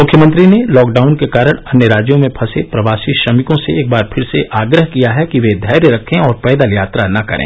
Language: Hindi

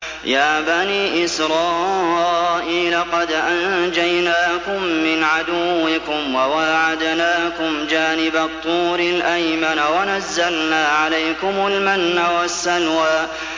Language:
Arabic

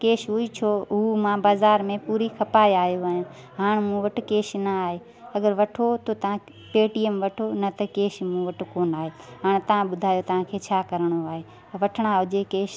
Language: Sindhi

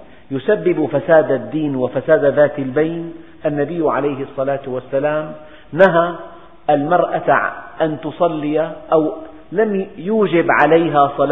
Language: Arabic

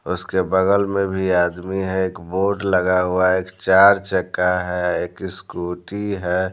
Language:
Hindi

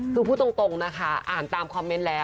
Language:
Thai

